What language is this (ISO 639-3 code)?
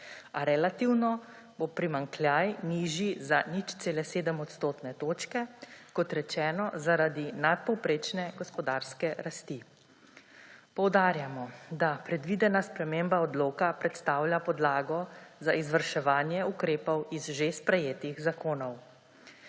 slv